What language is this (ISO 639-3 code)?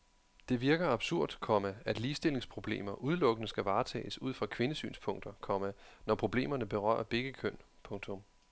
dan